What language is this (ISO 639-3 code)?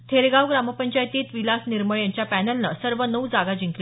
mar